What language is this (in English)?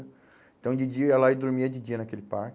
Portuguese